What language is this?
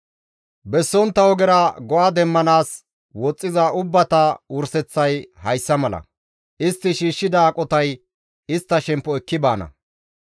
Gamo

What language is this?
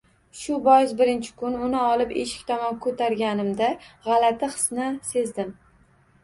Uzbek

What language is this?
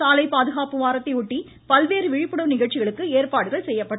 Tamil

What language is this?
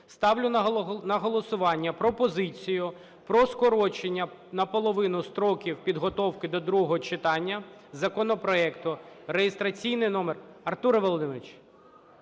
Ukrainian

